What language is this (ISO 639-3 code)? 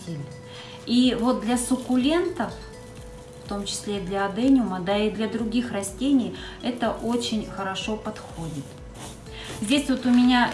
rus